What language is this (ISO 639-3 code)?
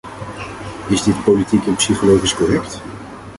nld